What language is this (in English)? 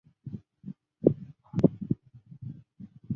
Chinese